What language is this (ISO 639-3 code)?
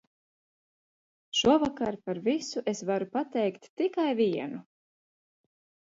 lav